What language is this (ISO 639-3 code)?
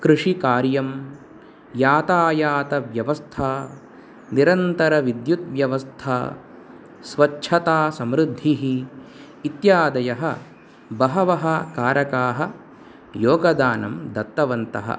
san